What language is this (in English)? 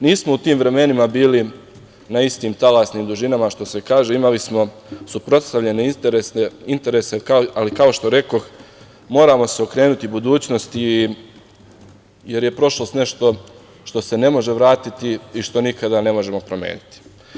Serbian